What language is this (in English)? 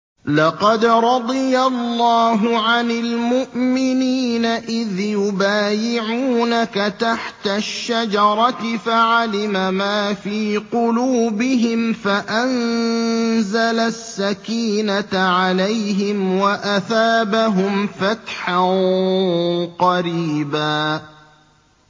Arabic